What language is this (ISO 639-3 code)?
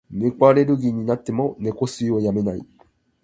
jpn